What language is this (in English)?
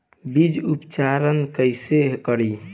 Bhojpuri